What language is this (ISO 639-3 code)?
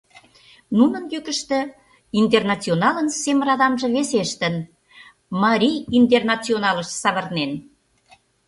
chm